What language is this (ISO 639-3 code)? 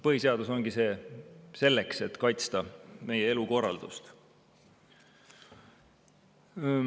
est